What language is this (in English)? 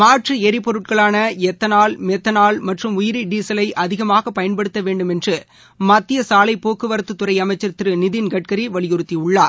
Tamil